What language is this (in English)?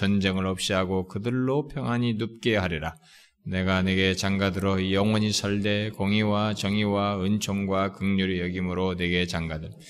Korean